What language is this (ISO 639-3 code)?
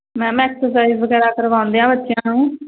pan